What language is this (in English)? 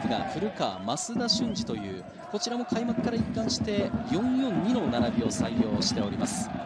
Japanese